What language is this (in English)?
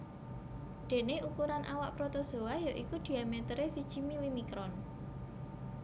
Javanese